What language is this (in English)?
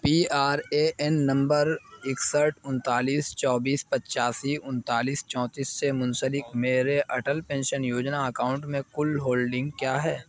Urdu